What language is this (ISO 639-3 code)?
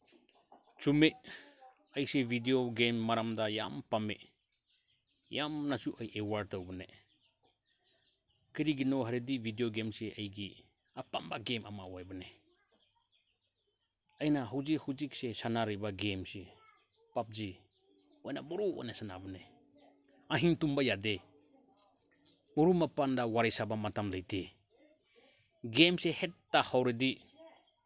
mni